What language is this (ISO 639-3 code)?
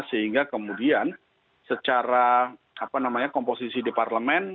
ind